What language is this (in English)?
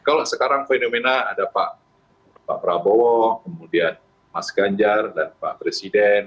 Indonesian